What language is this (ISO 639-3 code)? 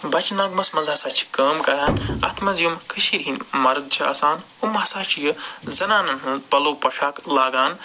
kas